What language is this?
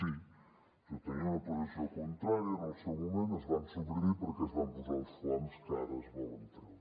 Catalan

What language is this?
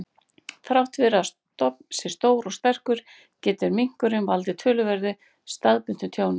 Icelandic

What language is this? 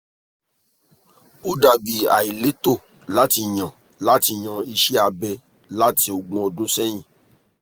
Yoruba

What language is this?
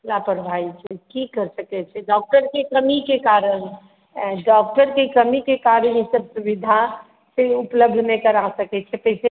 Maithili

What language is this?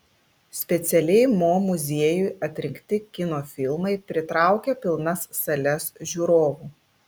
Lithuanian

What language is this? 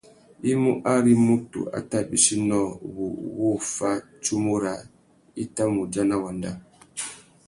Tuki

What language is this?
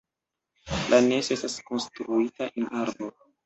Esperanto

